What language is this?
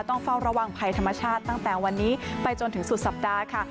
Thai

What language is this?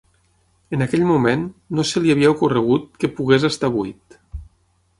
Catalan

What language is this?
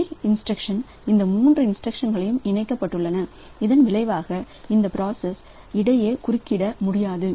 Tamil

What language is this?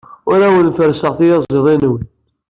Kabyle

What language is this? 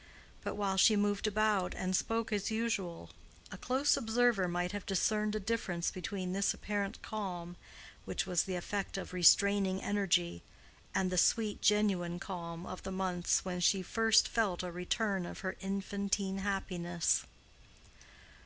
English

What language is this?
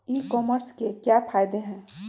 Magahi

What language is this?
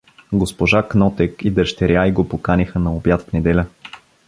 Bulgarian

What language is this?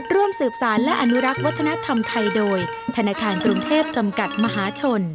Thai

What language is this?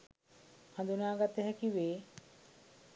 Sinhala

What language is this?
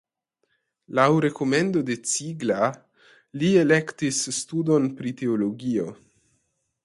Esperanto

